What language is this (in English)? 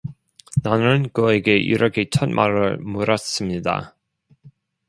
Korean